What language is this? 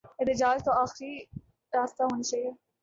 Urdu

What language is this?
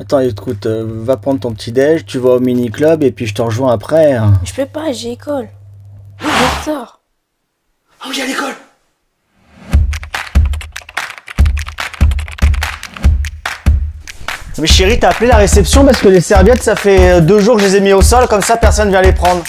French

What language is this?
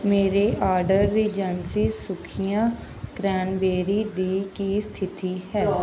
Punjabi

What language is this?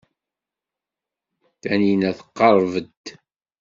Kabyle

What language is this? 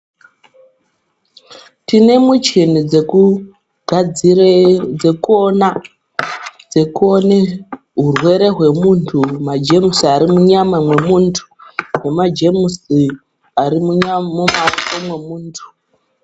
Ndau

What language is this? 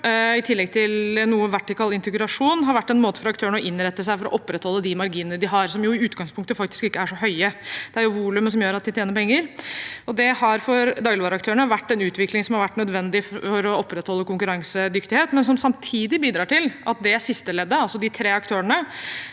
Norwegian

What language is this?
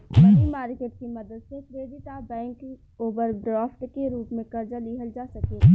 Bhojpuri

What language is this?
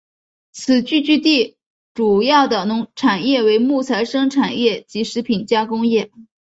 Chinese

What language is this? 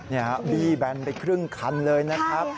Thai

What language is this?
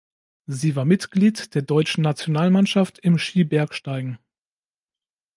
German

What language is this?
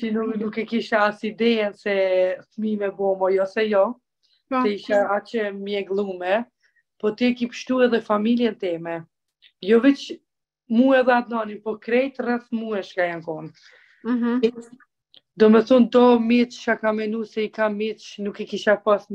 Romanian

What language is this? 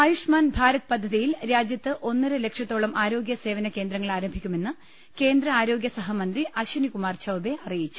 Malayalam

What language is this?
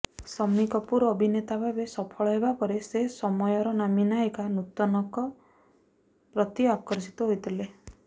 Odia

